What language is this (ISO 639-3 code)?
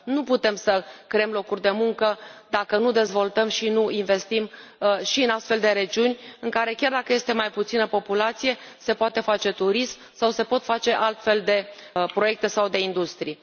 ron